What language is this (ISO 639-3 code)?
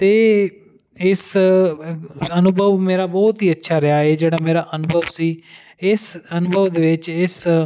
pan